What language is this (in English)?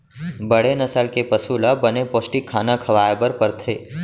Chhattisgarhi